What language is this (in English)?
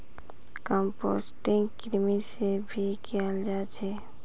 Magahi